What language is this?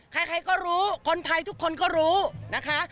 Thai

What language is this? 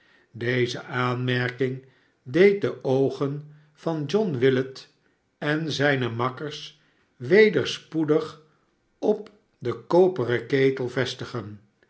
Dutch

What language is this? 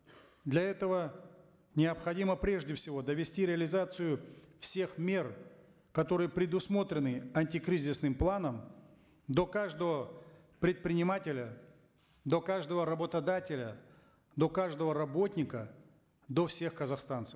Kazakh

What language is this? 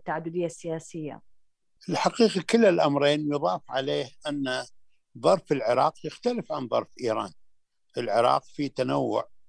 Arabic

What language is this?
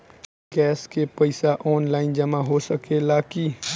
Bhojpuri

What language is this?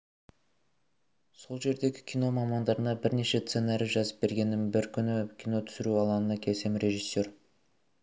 Kazakh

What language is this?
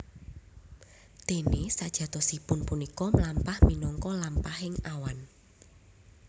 Javanese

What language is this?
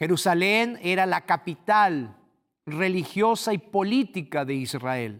Spanish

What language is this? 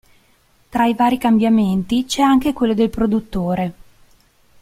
Italian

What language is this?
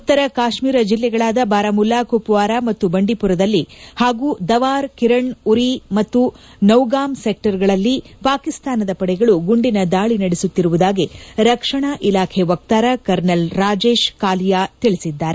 Kannada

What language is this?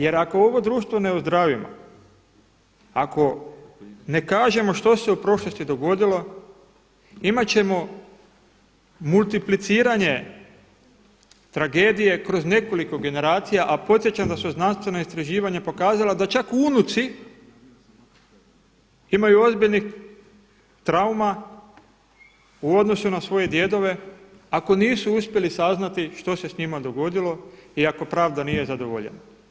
Croatian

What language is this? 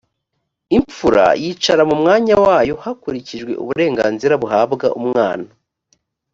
Kinyarwanda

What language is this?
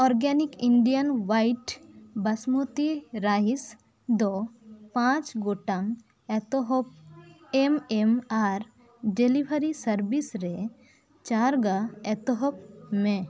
Santali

